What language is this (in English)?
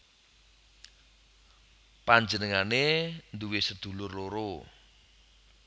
Javanese